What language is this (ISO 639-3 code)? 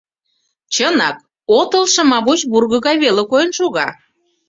chm